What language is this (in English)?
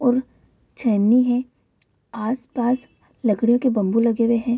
Hindi